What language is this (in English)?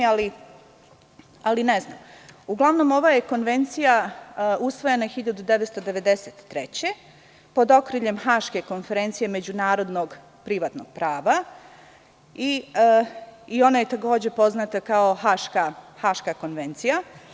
Serbian